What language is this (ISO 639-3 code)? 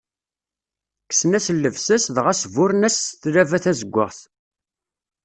kab